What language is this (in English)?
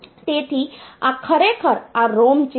Gujarati